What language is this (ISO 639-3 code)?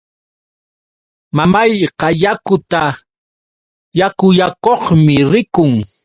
qux